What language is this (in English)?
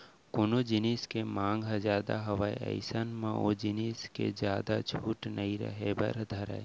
Chhattisgarhi